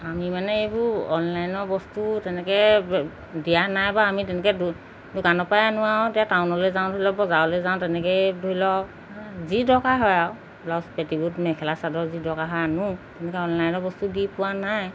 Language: Assamese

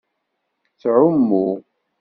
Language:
Kabyle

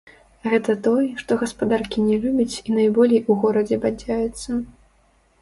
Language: Belarusian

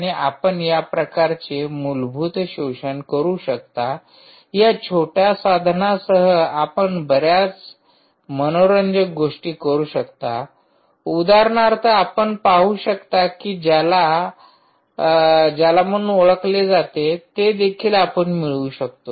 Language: Marathi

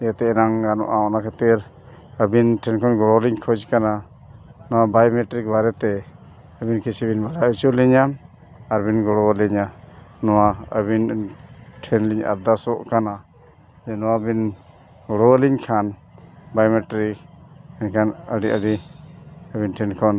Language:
Santali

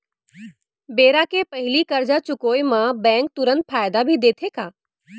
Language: Chhattisgarhi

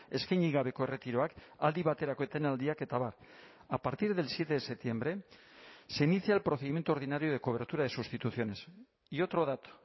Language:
Spanish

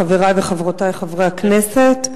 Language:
Hebrew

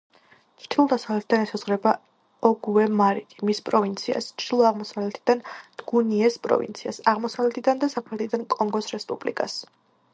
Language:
Georgian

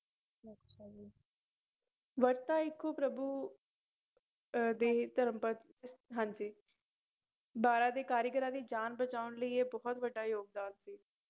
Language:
Punjabi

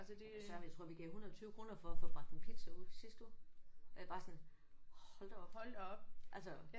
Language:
Danish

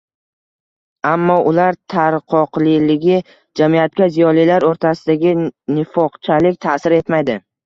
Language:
Uzbek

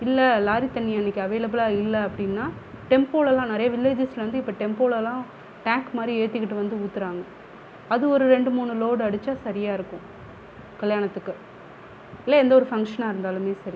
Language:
Tamil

